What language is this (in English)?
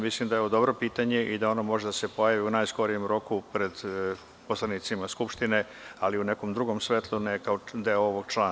Serbian